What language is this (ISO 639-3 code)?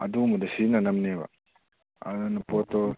mni